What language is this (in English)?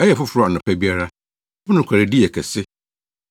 Akan